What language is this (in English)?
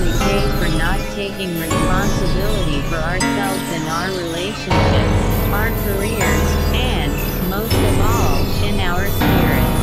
English